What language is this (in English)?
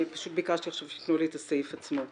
Hebrew